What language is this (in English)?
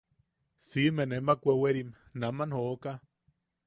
Yaqui